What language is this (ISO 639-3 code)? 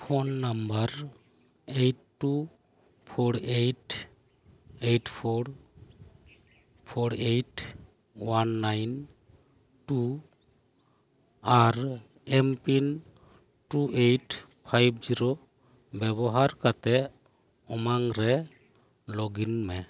sat